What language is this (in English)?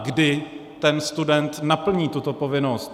Czech